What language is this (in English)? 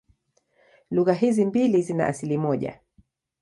Swahili